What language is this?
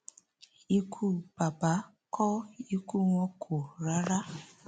Yoruba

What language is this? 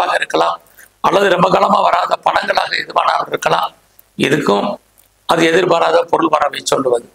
Indonesian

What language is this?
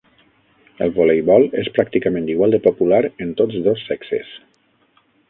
Catalan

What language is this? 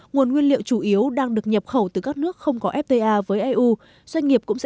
Vietnamese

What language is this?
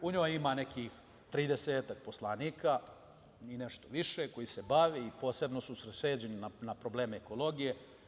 Serbian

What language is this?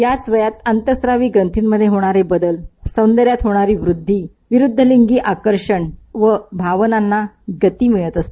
Marathi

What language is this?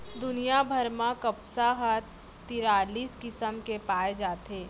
Chhattisgarhi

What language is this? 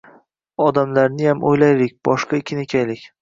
Uzbek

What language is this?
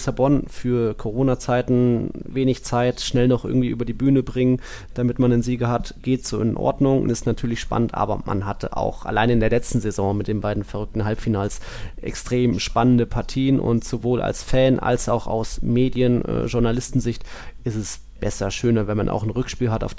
German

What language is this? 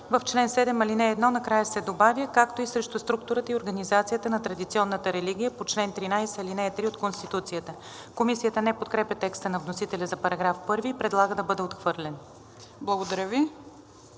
Bulgarian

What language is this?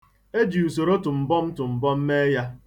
Igbo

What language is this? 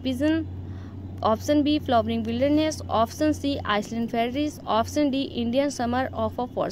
Hindi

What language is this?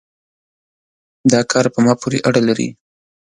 Pashto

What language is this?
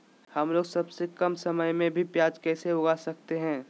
Magahi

